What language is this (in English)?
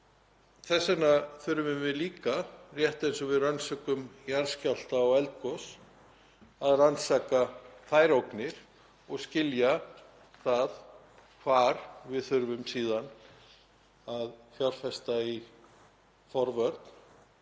Icelandic